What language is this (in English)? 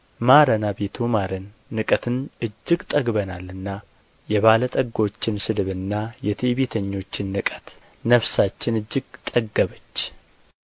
Amharic